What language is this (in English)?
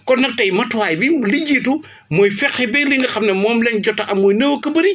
Wolof